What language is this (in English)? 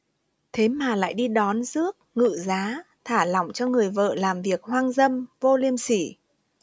Vietnamese